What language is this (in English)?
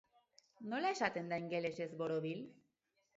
Basque